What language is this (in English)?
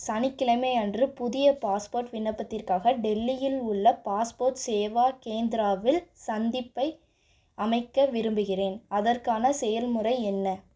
Tamil